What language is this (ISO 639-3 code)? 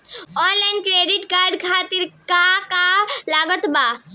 bho